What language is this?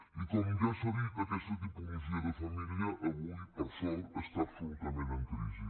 Catalan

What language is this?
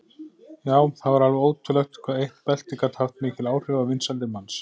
Icelandic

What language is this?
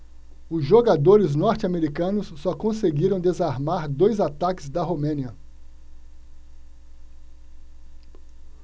Portuguese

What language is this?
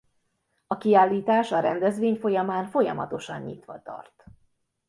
Hungarian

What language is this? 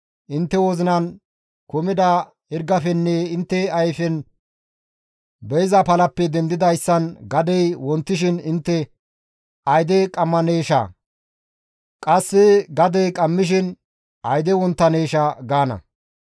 Gamo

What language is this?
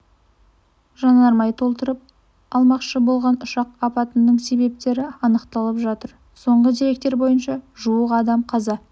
Kazakh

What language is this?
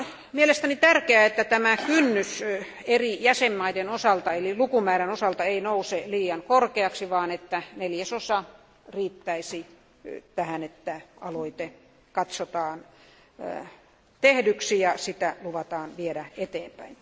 Finnish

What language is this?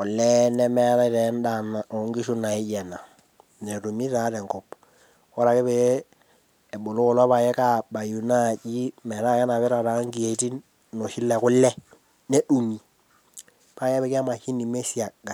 Masai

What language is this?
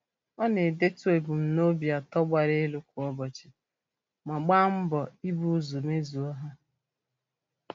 Igbo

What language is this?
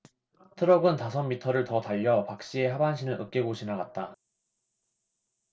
Korean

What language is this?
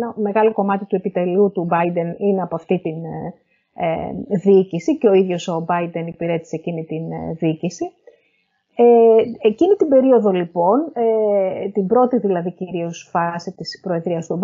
Greek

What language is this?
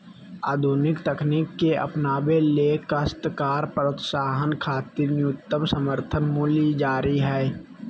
Magahi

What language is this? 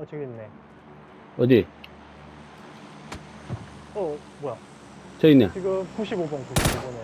Korean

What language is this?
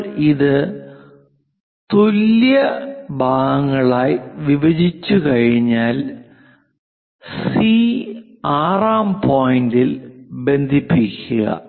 Malayalam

